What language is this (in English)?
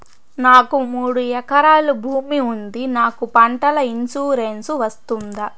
Telugu